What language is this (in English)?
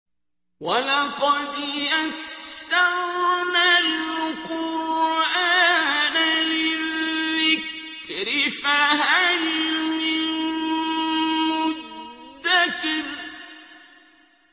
Arabic